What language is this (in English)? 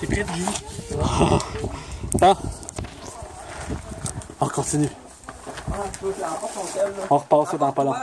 French